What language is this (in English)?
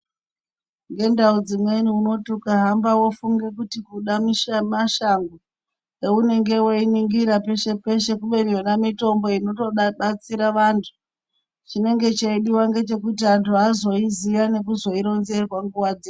Ndau